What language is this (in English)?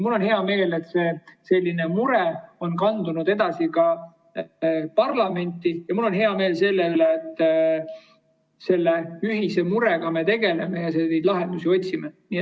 Estonian